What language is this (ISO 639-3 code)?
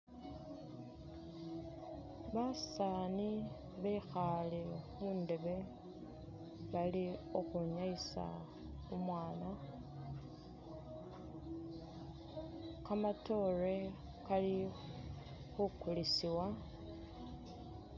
myx